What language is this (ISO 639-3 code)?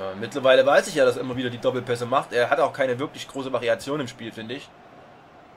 deu